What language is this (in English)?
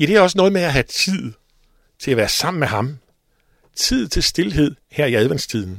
Danish